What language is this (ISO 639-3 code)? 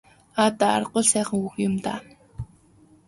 mon